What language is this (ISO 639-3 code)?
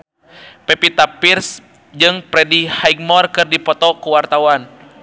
sun